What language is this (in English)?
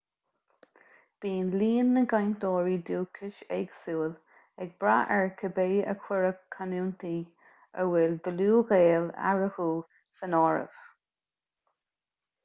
Irish